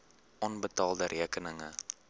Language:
Afrikaans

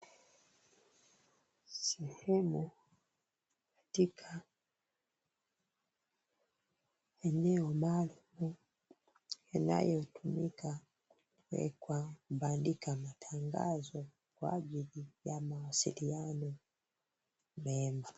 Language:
Swahili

